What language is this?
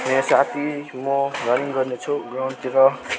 Nepali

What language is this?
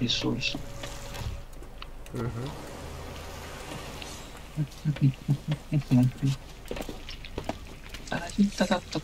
Russian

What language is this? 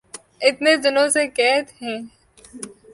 Urdu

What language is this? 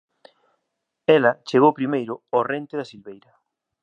Galician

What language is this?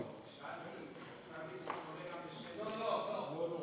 Hebrew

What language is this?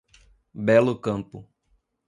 Portuguese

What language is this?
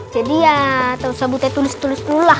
Indonesian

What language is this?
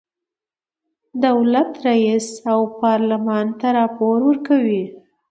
Pashto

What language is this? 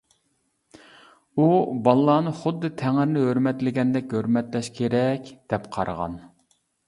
Uyghur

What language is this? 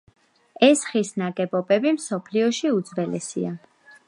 Georgian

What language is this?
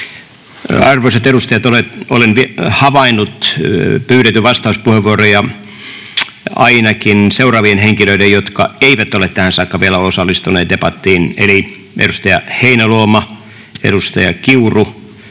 Finnish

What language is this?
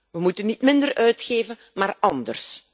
Dutch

